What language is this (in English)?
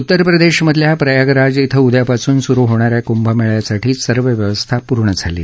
Marathi